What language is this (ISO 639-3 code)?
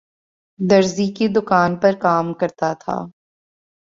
urd